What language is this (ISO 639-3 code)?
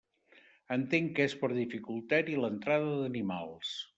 cat